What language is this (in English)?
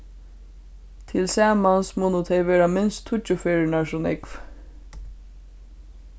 Faroese